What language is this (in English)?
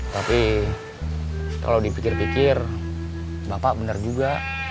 Indonesian